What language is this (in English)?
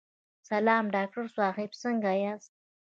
Pashto